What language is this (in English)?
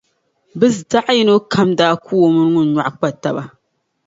Dagbani